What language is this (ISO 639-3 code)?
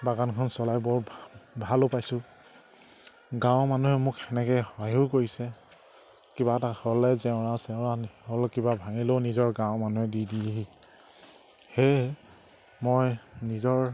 asm